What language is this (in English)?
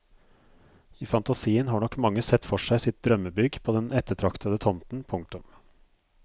Norwegian